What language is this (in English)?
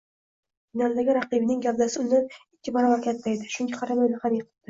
Uzbek